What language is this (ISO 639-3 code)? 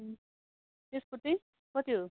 nep